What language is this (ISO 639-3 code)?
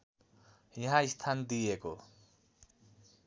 nep